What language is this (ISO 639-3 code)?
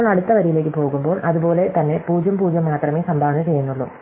mal